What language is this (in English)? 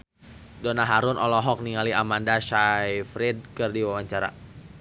Sundanese